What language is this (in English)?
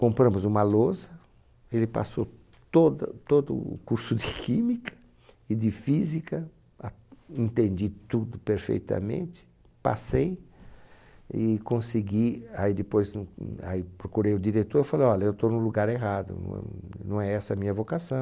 Portuguese